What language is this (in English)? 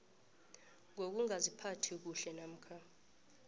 South Ndebele